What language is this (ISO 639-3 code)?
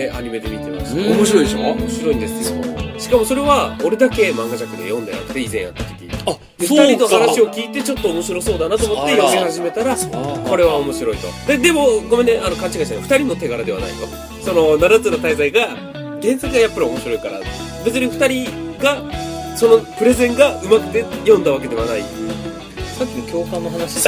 jpn